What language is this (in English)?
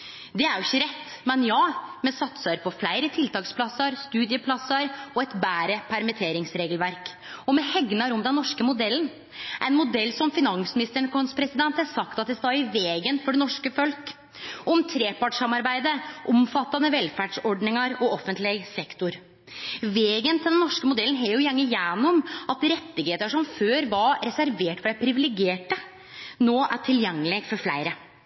Norwegian Nynorsk